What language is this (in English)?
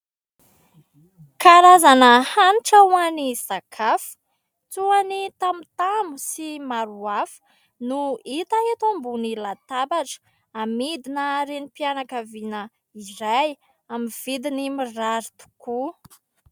Malagasy